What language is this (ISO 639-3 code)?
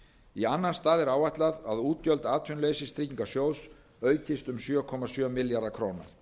isl